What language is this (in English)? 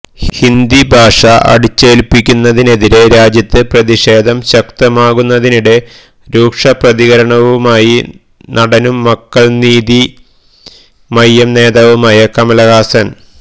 Malayalam